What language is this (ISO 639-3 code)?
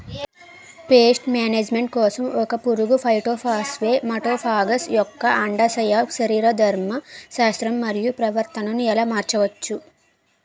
tel